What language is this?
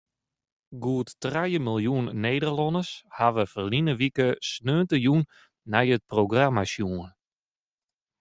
Western Frisian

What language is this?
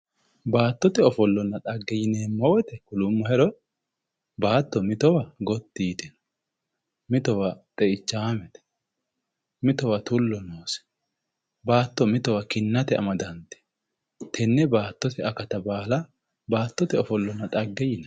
Sidamo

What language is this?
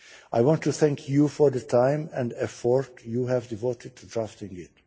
English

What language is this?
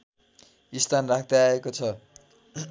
Nepali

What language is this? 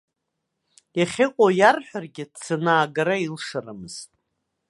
Abkhazian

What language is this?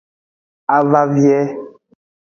Aja (Benin)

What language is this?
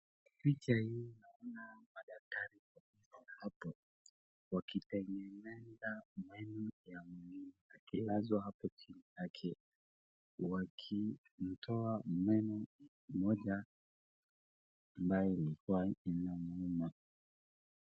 Swahili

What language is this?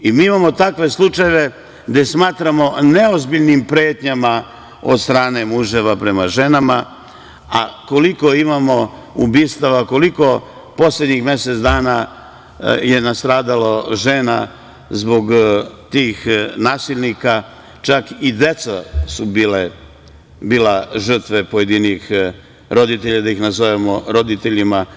Serbian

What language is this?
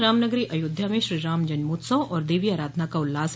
Hindi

